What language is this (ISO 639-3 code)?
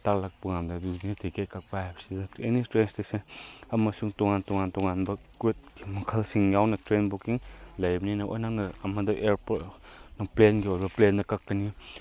mni